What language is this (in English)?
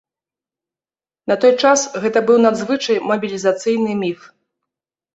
Belarusian